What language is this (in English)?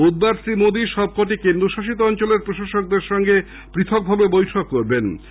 Bangla